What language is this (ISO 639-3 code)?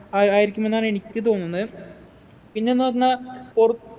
mal